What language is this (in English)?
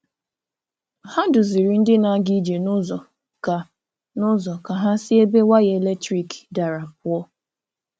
Igbo